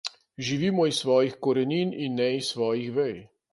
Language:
Slovenian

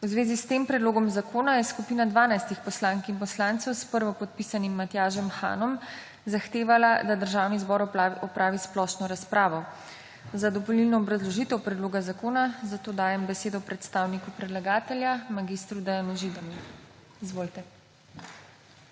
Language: Slovenian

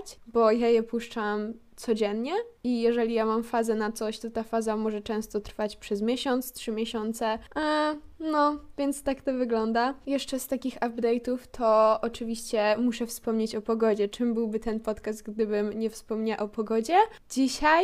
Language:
Polish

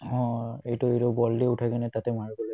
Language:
Assamese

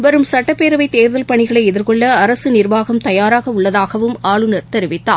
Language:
Tamil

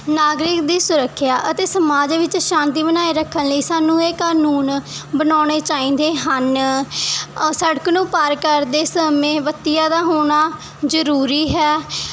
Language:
Punjabi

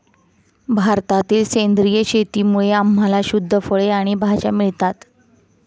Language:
Marathi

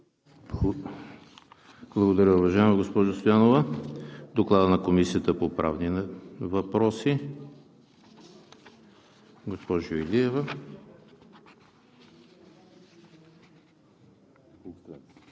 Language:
Bulgarian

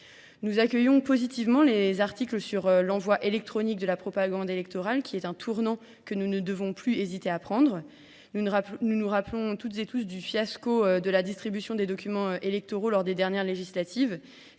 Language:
French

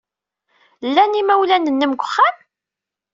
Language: Kabyle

